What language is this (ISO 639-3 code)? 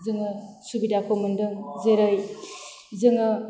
brx